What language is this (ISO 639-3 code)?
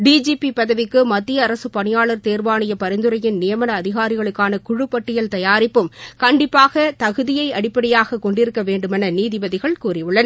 tam